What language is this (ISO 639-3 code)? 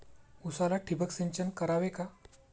mar